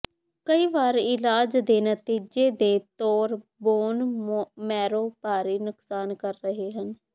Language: Punjabi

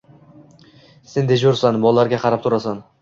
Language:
Uzbek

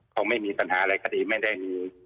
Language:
Thai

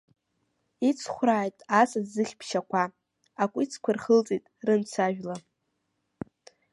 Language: Abkhazian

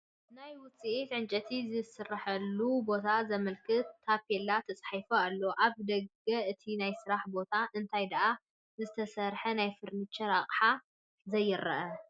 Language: Tigrinya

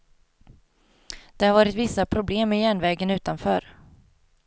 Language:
Swedish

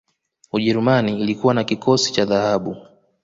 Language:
Swahili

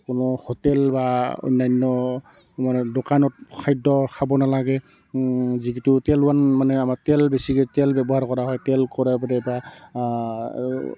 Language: Assamese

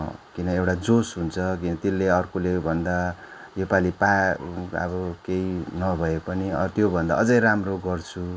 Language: Nepali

